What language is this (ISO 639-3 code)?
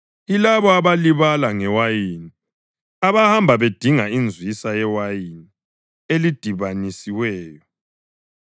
nde